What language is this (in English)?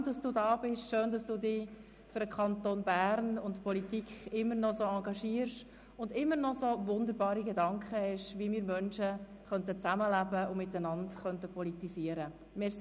Swiss German